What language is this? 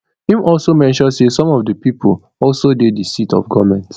Nigerian Pidgin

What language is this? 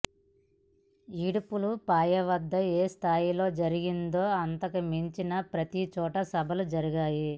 Telugu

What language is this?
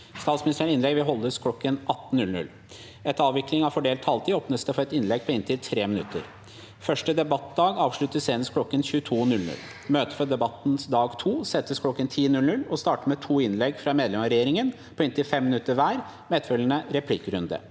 Norwegian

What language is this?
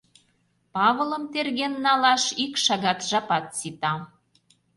Mari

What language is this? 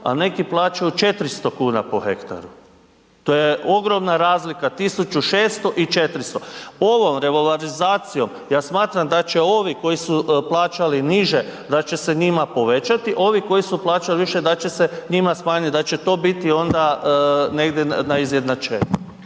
Croatian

